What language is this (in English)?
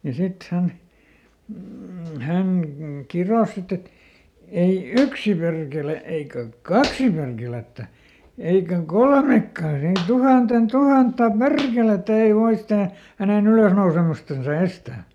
Finnish